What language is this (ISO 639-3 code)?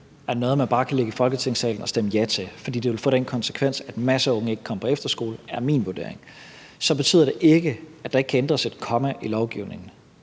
dan